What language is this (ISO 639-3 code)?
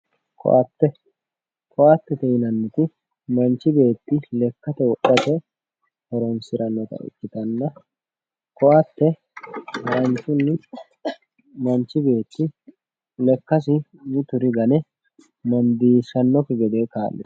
sid